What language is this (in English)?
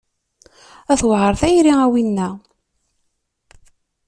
Kabyle